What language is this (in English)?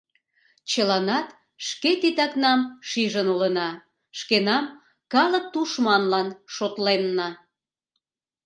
Mari